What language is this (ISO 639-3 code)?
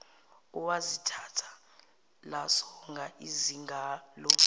zul